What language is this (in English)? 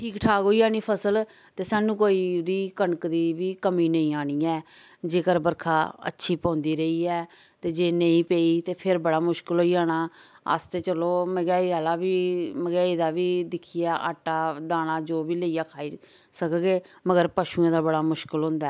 Dogri